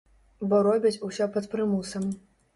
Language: Belarusian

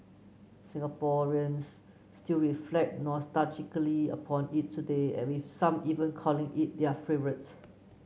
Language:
English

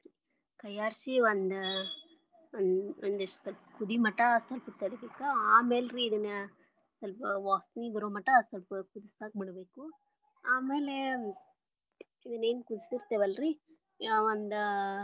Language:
Kannada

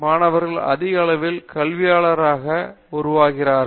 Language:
Tamil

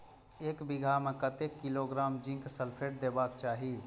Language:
Maithili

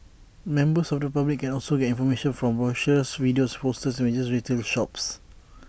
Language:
English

